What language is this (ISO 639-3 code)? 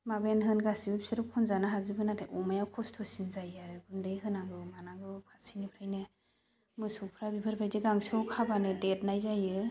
brx